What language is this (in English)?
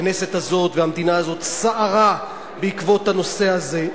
Hebrew